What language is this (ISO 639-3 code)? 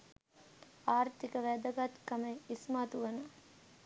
sin